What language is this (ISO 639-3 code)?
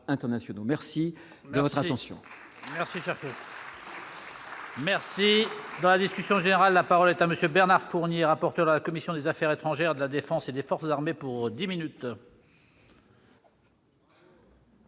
fra